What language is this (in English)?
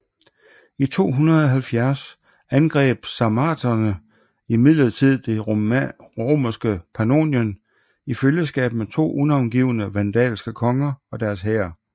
Danish